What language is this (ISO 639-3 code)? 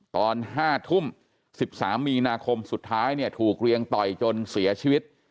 tha